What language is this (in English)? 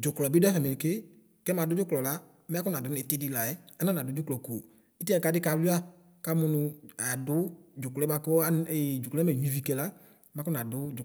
Ikposo